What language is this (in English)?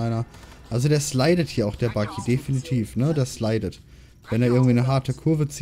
German